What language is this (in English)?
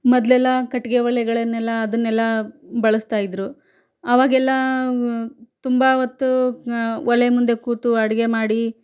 Kannada